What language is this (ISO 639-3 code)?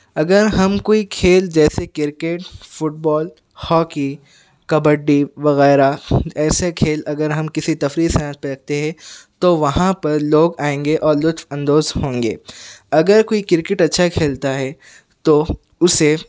urd